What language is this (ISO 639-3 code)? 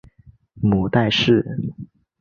zho